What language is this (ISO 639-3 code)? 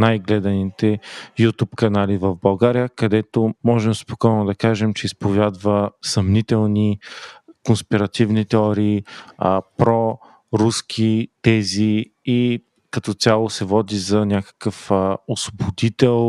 bul